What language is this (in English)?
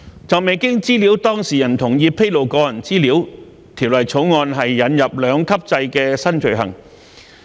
Cantonese